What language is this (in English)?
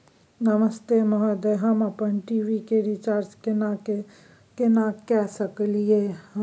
Maithili